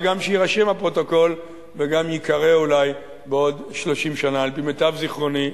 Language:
Hebrew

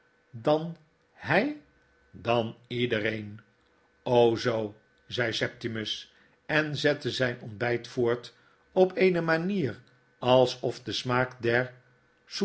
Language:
Dutch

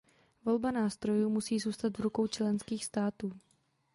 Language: Czech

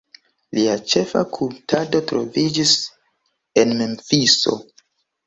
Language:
Esperanto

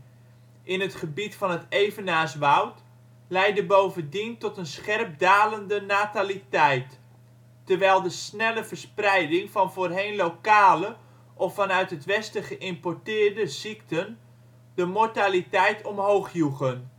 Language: Dutch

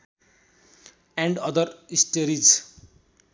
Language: Nepali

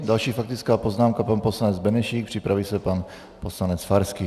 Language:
Czech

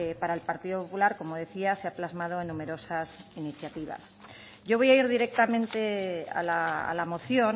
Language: Spanish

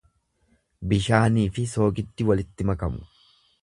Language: Oromo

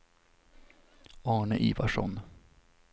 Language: Swedish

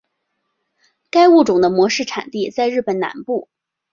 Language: Chinese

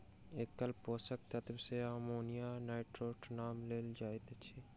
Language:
Maithili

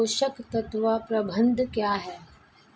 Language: Hindi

